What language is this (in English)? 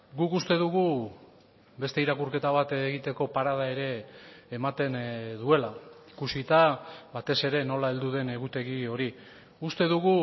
Basque